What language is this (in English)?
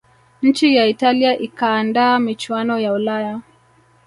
Swahili